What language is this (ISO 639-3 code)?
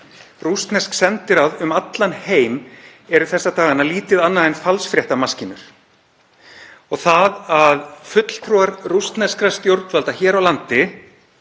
isl